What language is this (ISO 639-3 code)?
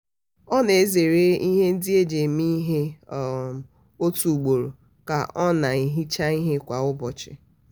ibo